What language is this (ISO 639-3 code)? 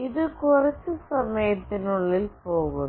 mal